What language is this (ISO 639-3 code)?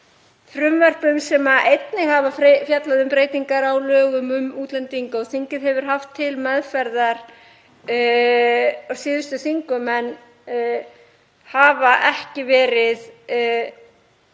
isl